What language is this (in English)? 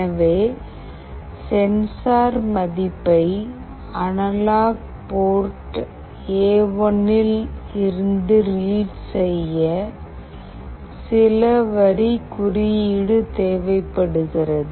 Tamil